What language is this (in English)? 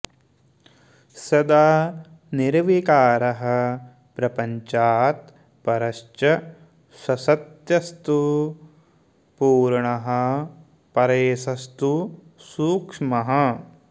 Sanskrit